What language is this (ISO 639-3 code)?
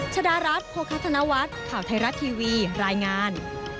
tha